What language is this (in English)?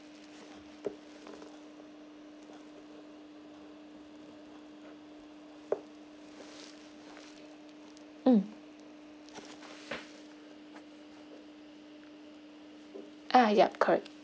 English